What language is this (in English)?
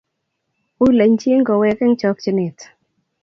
Kalenjin